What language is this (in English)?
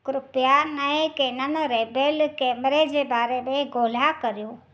Sindhi